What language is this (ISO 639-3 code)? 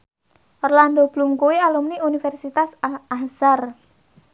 jav